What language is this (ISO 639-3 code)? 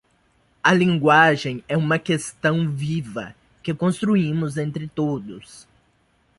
por